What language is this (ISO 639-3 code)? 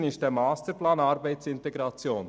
gsw